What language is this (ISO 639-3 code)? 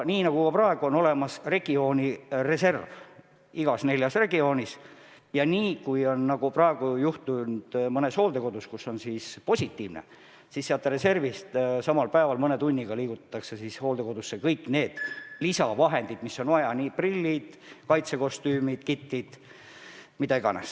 est